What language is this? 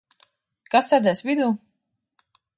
Latvian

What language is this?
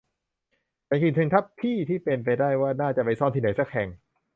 Thai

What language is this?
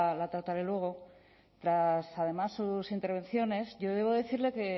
Spanish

